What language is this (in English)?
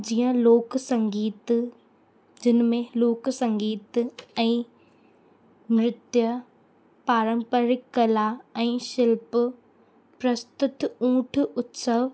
Sindhi